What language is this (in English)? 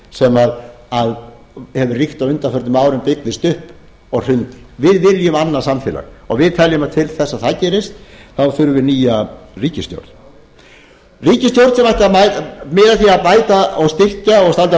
Icelandic